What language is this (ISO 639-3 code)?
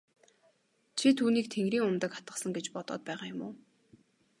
mon